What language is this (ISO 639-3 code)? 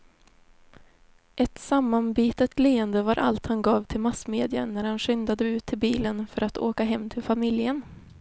swe